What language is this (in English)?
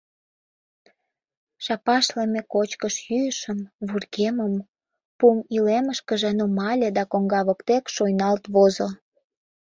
Mari